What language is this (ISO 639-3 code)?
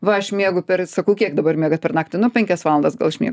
lit